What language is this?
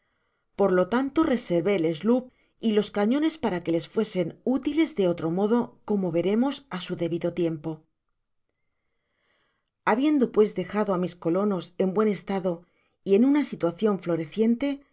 Spanish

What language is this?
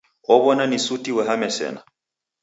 Taita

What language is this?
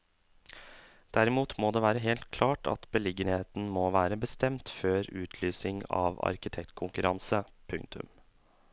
Norwegian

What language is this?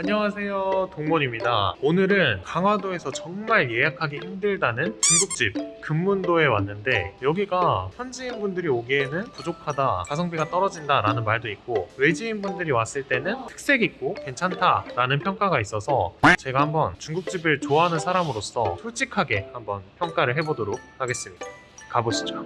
Korean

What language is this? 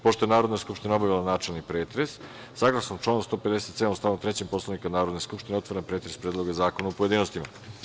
Serbian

